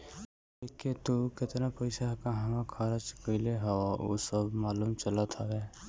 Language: Bhojpuri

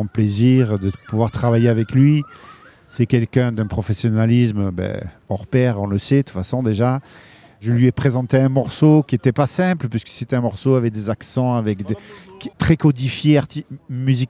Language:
French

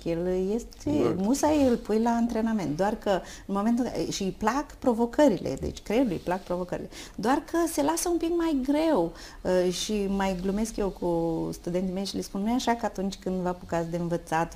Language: Romanian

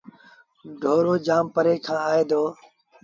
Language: Sindhi Bhil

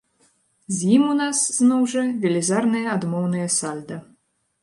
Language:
Belarusian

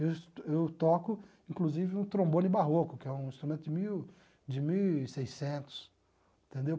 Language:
Portuguese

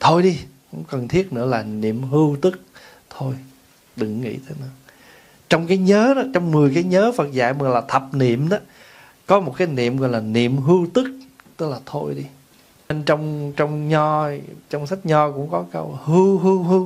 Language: Vietnamese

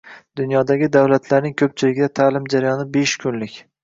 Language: Uzbek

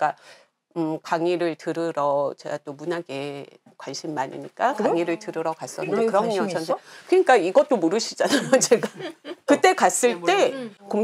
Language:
Korean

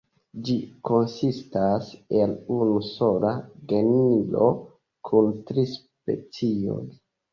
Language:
Esperanto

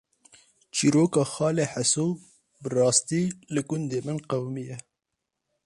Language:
Kurdish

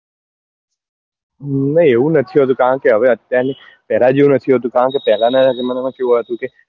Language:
Gujarati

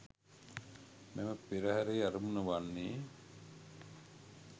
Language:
Sinhala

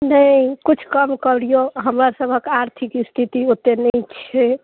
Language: Maithili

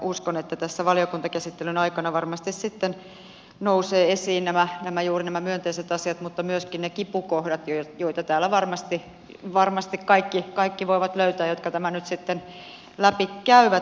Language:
Finnish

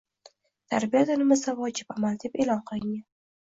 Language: Uzbek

